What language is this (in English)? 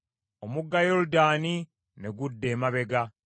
Ganda